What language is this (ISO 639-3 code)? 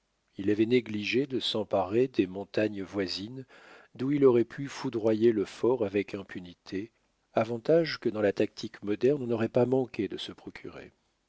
fra